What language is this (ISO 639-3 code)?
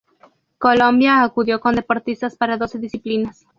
spa